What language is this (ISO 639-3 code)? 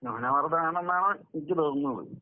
mal